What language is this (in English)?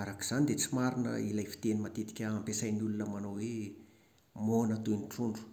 Malagasy